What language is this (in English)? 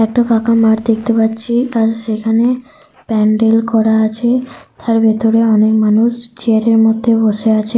Bangla